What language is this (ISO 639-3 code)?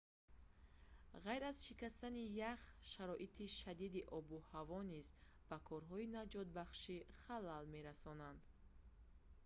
tgk